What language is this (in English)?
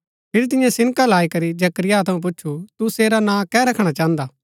Gaddi